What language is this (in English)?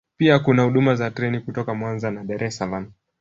Swahili